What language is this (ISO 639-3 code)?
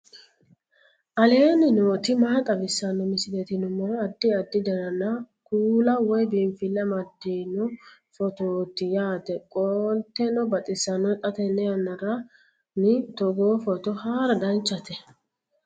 sid